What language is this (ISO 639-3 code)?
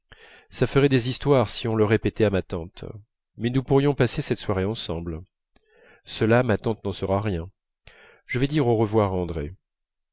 fra